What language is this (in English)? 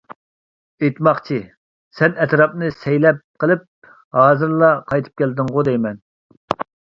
Uyghur